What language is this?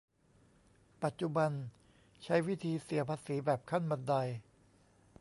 Thai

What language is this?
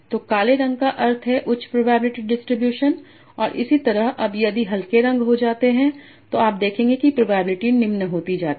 Hindi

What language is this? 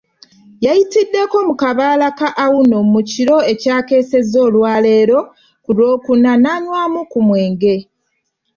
Ganda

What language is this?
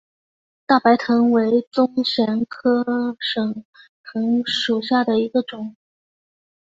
Chinese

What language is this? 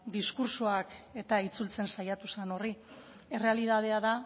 Basque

